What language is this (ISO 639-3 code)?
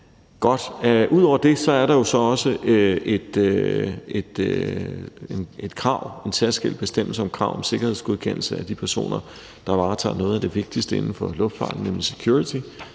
dan